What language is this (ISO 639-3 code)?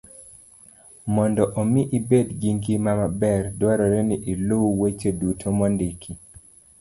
luo